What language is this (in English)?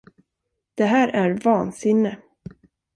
Swedish